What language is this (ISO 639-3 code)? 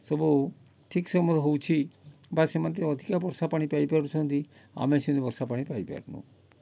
ori